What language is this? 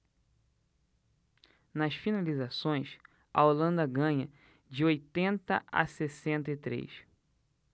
Portuguese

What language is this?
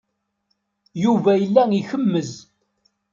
Kabyle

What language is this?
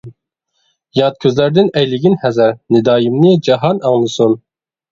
Uyghur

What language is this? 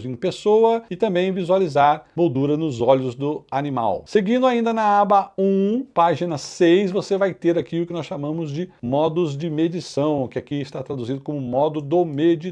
Portuguese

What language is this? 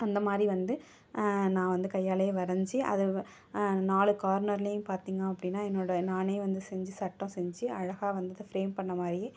Tamil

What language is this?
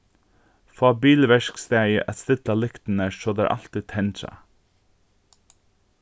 Faroese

